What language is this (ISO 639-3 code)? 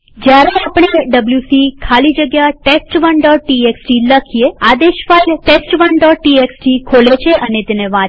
guj